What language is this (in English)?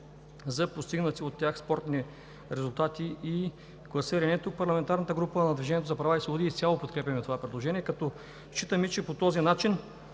Bulgarian